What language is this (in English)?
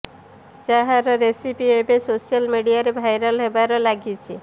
Odia